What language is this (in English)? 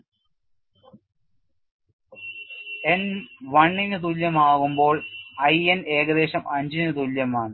Malayalam